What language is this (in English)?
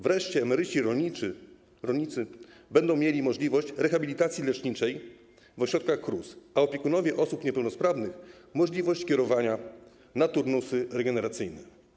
Polish